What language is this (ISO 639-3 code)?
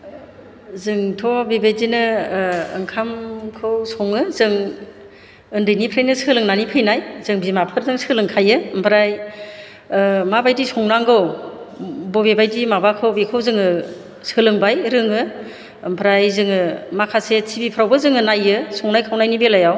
brx